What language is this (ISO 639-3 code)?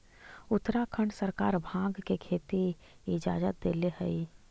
mag